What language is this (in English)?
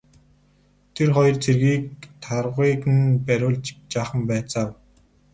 Mongolian